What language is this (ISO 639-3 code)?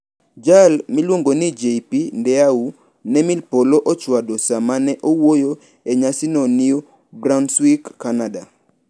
luo